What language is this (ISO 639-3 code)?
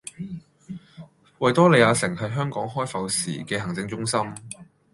yue